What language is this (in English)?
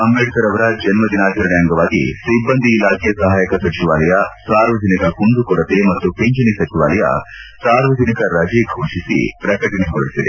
Kannada